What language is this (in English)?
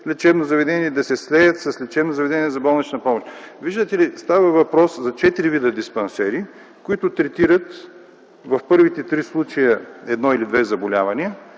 Bulgarian